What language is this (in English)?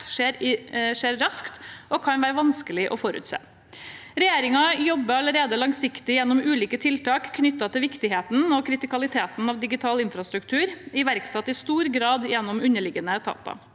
Norwegian